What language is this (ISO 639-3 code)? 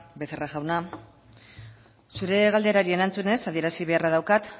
eus